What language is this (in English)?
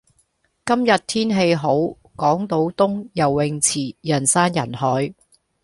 Cantonese